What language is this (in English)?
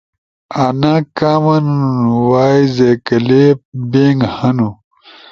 Ushojo